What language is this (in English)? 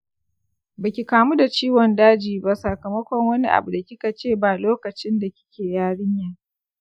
Hausa